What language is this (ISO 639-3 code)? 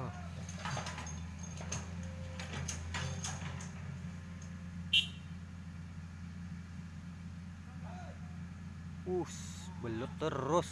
ind